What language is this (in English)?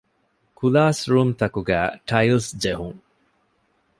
Divehi